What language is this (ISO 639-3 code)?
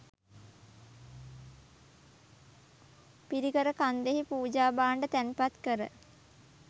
sin